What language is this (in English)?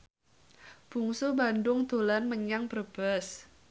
Javanese